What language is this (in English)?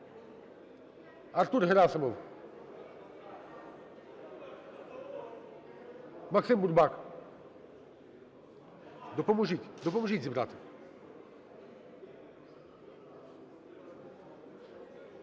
Ukrainian